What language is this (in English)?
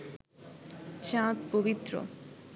Bangla